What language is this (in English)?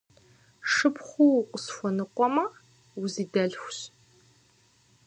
Kabardian